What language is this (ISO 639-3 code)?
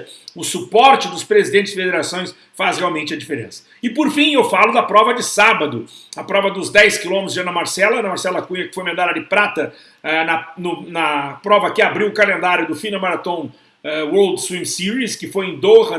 por